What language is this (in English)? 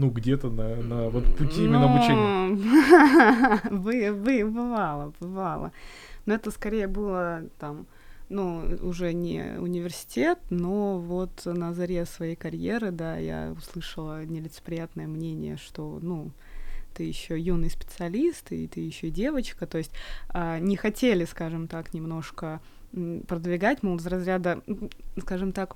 Russian